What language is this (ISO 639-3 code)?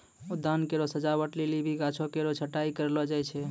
mai